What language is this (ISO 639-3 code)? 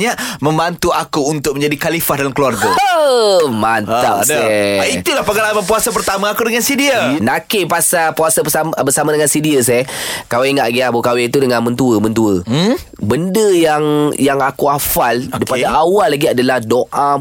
msa